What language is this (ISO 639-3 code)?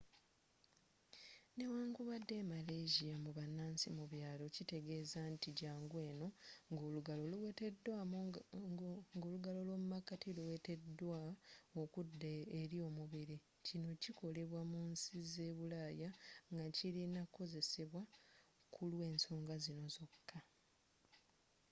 lug